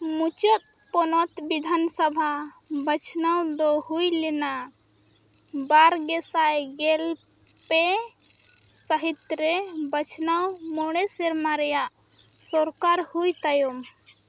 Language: Santali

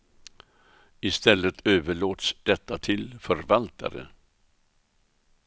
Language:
Swedish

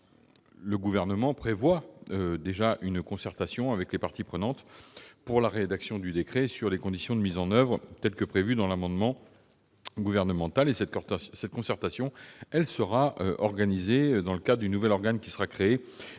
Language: French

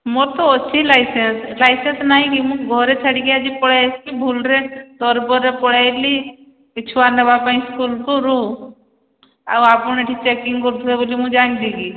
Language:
Odia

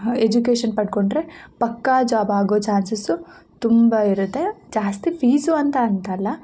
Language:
Kannada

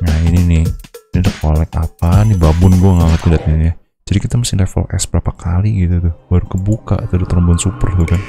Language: Indonesian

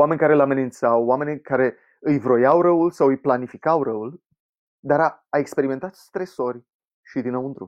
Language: Romanian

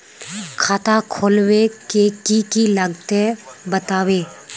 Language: Magahi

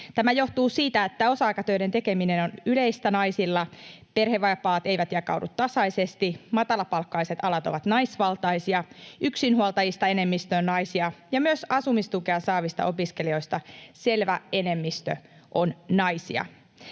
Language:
Finnish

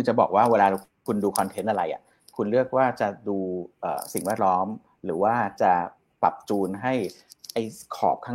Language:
Thai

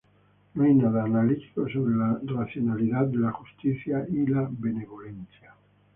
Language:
Spanish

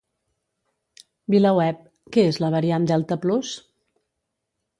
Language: Catalan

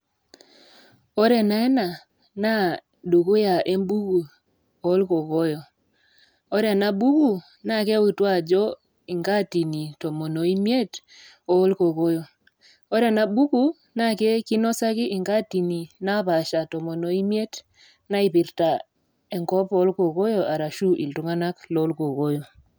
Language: Masai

